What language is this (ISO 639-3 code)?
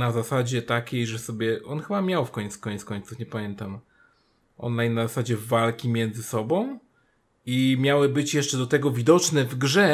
pol